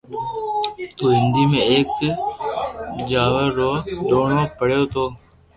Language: Loarki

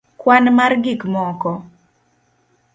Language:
Luo (Kenya and Tanzania)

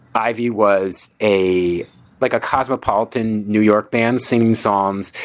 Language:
English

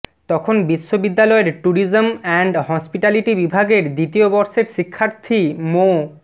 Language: Bangla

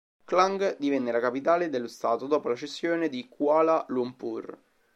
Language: Italian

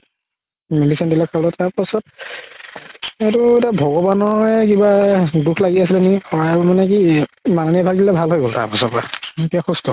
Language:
Assamese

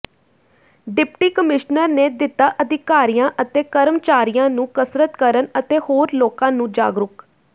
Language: Punjabi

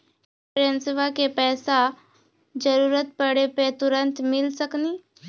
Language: Maithili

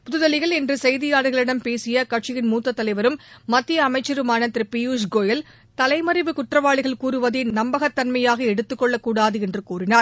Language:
Tamil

